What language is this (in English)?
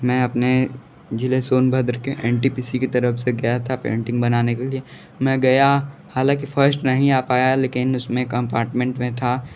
Hindi